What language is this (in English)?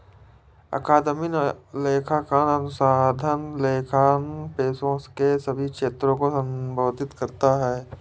Hindi